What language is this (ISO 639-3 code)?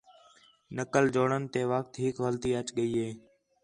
xhe